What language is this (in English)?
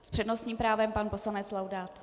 Czech